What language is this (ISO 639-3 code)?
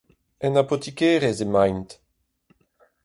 bre